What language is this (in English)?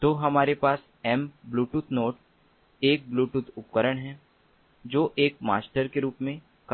Hindi